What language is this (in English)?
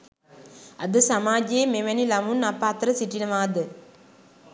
Sinhala